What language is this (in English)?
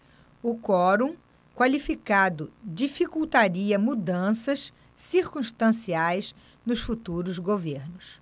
Portuguese